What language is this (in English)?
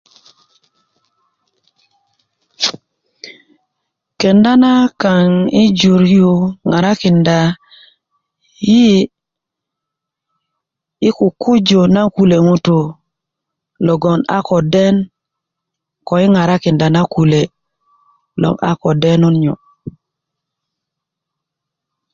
Kuku